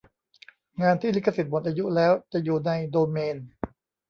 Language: Thai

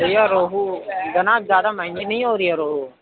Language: Urdu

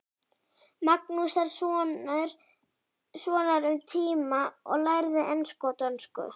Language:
Icelandic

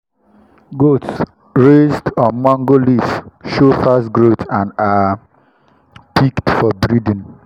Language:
Nigerian Pidgin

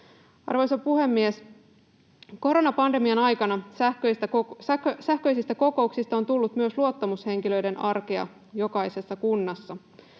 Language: Finnish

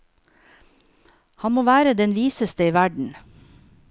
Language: Norwegian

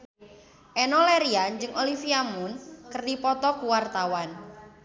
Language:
Sundanese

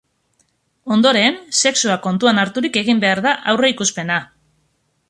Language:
Basque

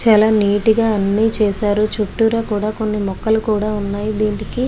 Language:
Telugu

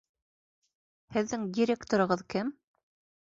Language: Bashkir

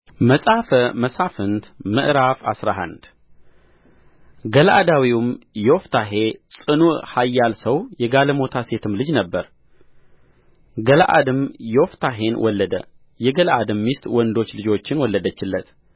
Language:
Amharic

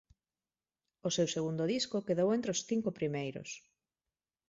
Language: Galician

